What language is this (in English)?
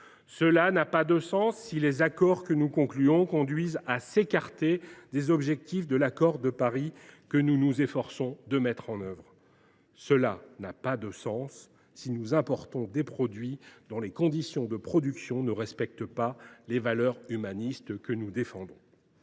French